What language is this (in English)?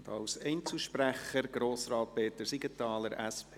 Swiss German